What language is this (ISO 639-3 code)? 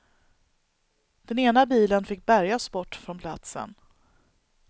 swe